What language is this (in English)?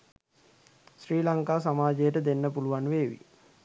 Sinhala